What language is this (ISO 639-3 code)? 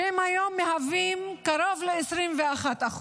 heb